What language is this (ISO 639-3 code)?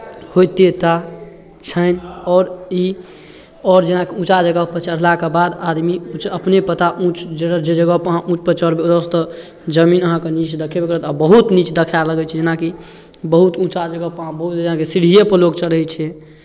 mai